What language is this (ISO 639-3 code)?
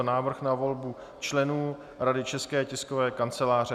ces